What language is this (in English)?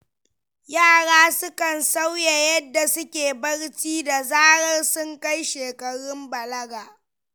Hausa